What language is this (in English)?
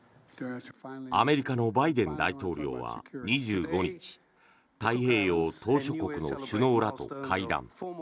Japanese